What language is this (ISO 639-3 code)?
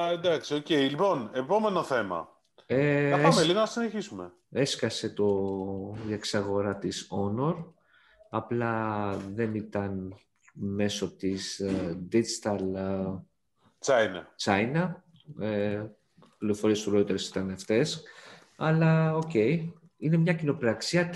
ell